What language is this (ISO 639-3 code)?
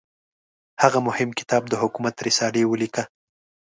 pus